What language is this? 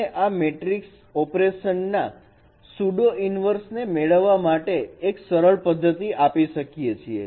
Gujarati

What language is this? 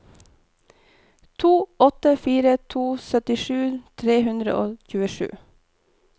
Norwegian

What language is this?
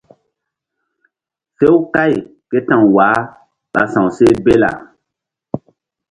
Mbum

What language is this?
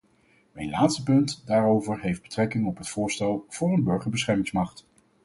Dutch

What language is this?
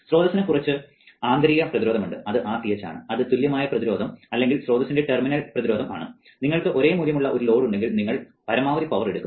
Malayalam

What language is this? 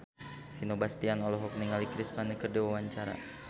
Sundanese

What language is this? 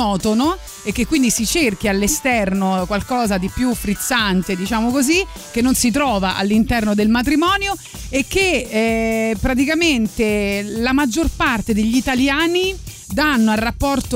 Italian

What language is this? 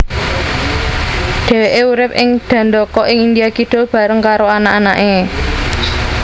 Javanese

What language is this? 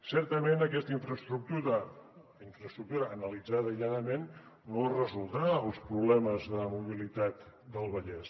Catalan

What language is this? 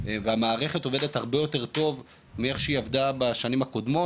Hebrew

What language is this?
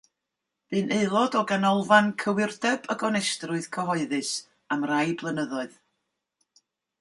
Welsh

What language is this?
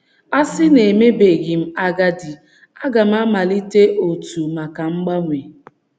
Igbo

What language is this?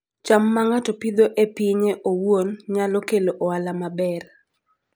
Luo (Kenya and Tanzania)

